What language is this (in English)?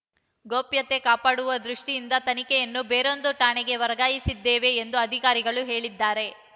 Kannada